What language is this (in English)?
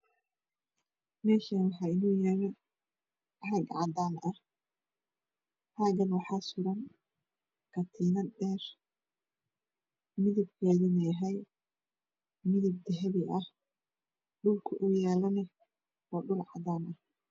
Somali